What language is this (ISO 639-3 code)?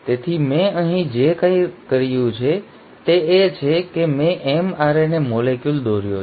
guj